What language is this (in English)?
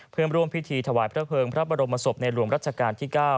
Thai